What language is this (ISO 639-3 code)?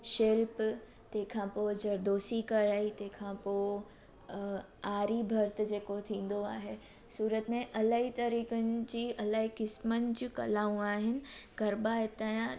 snd